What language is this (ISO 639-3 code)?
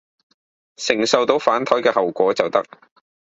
yue